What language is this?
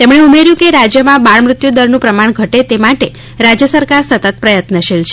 Gujarati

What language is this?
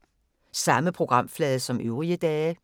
Danish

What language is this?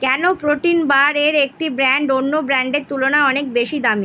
Bangla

